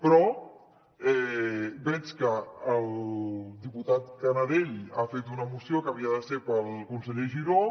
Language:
Catalan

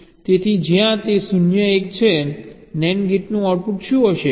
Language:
Gujarati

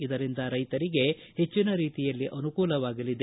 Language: Kannada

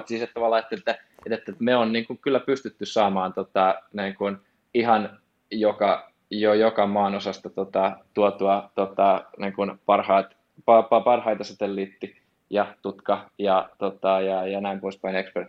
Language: Finnish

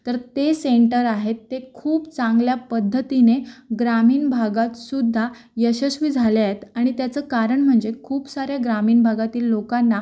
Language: Marathi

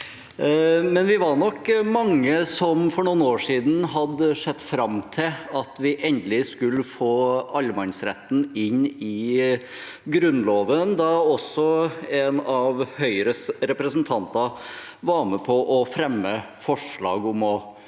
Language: Norwegian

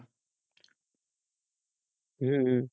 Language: Bangla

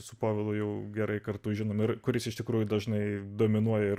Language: Lithuanian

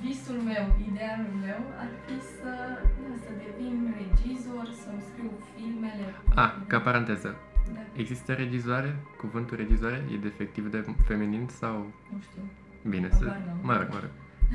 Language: Romanian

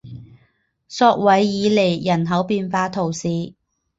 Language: Chinese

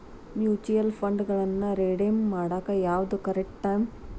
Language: Kannada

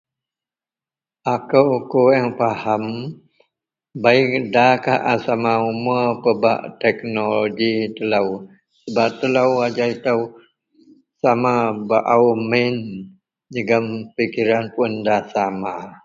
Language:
Central Melanau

